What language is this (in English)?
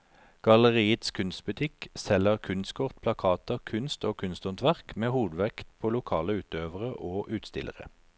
Norwegian